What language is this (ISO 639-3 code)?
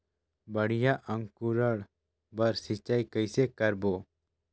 hne